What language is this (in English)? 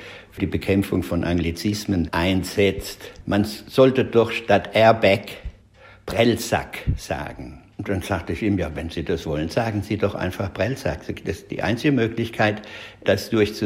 German